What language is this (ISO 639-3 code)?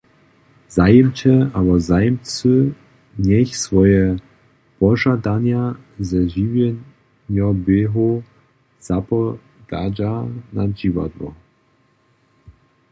hsb